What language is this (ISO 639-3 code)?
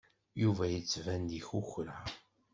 kab